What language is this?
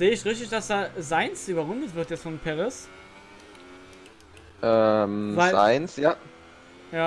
German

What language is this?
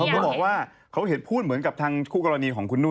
Thai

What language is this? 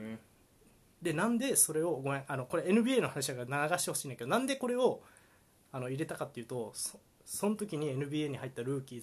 Japanese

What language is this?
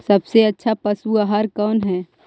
Magahi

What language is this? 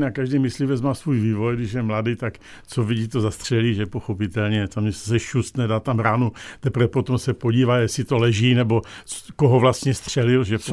Czech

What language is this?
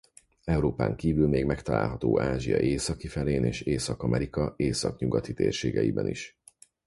Hungarian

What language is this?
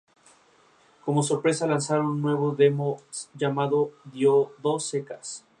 Spanish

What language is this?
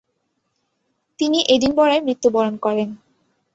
Bangla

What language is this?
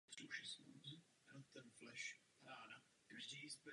Czech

